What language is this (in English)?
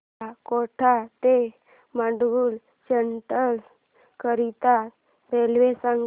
Marathi